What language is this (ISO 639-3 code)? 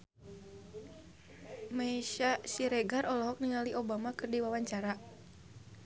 sun